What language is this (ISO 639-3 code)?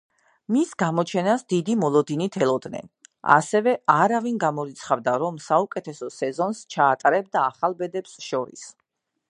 kat